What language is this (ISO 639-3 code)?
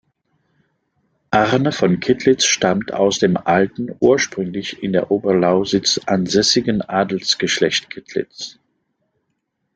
deu